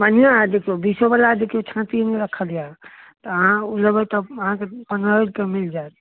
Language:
Maithili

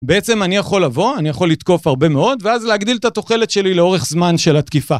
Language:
Hebrew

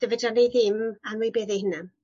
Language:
Welsh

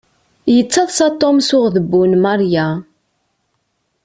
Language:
Kabyle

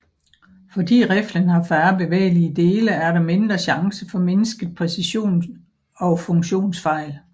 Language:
Danish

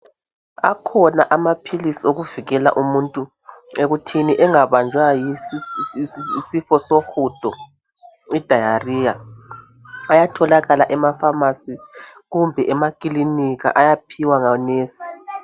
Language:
North Ndebele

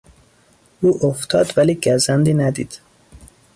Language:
Persian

